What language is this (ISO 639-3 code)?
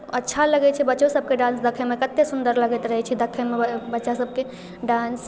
mai